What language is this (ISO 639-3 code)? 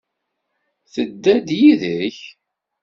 kab